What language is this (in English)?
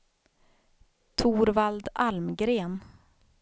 Swedish